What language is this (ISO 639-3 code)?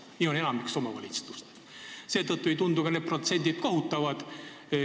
est